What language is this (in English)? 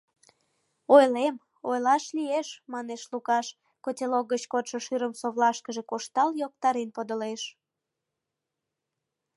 Mari